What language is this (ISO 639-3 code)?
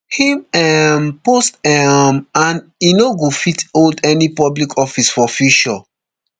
pcm